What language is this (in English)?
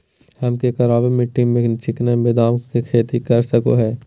Magahi